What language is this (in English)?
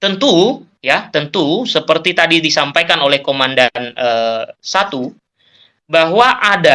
Indonesian